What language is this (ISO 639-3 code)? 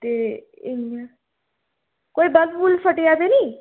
doi